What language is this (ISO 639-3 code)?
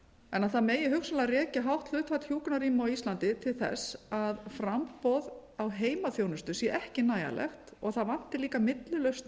isl